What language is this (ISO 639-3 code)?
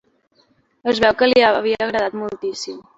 cat